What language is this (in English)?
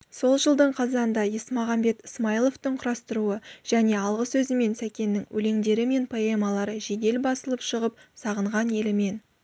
Kazakh